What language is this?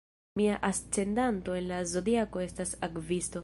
Esperanto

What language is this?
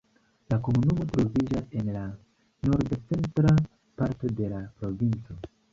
Esperanto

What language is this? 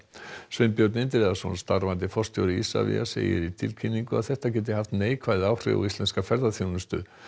Icelandic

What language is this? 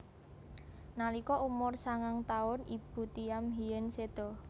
Javanese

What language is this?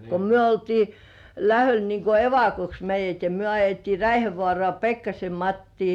Finnish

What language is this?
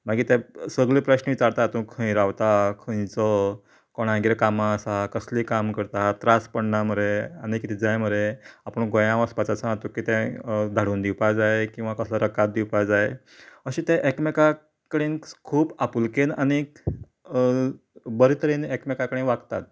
Konkani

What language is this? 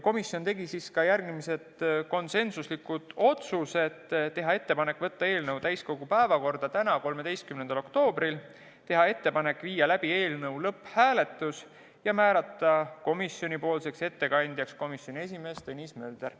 Estonian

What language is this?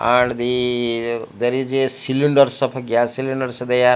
English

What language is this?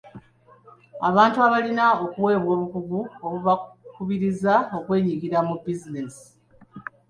Ganda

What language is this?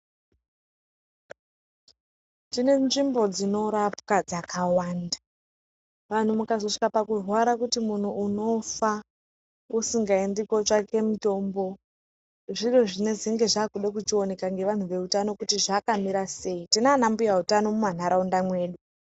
Ndau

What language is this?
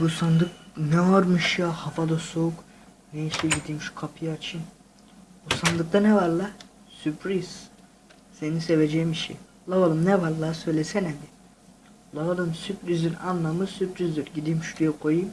Turkish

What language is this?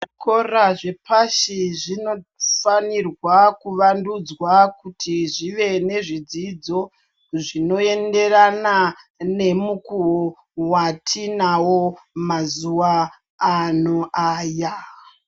Ndau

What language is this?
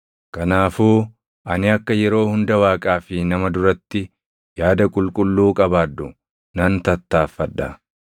Oromo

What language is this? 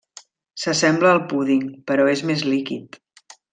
Catalan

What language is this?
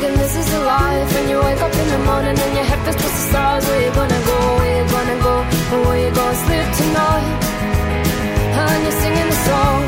Hungarian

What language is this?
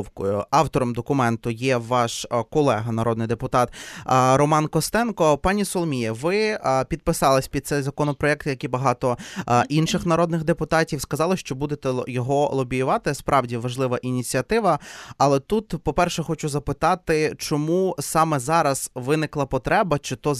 Ukrainian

